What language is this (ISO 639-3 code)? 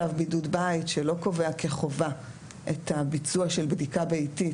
heb